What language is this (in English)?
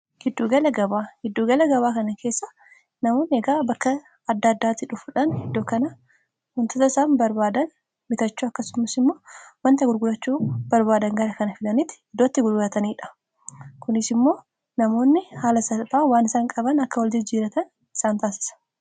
Oromo